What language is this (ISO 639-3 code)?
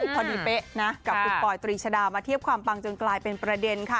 tha